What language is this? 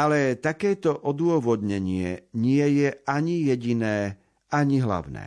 Slovak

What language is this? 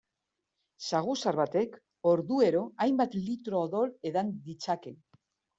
Basque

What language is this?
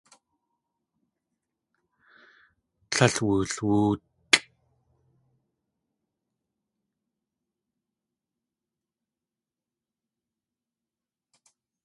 Tlingit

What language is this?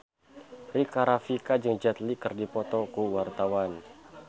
Sundanese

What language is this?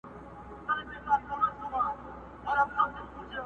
Pashto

